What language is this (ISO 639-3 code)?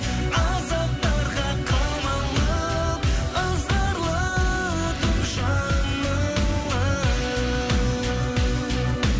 kaz